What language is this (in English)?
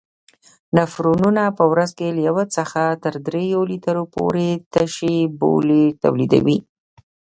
Pashto